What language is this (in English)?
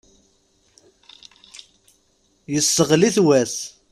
Kabyle